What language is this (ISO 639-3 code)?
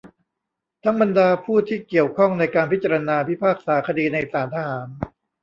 tha